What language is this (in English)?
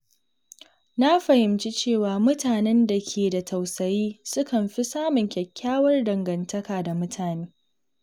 Hausa